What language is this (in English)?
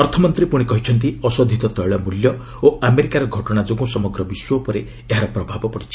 Odia